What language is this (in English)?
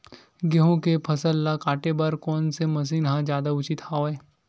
Chhattisgarhi